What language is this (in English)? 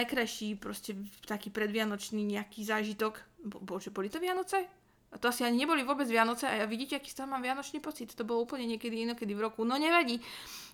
Slovak